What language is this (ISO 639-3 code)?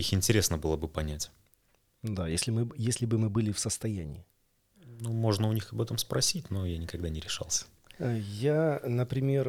rus